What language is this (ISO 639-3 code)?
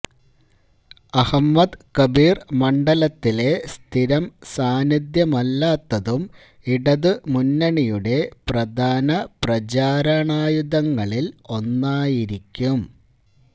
mal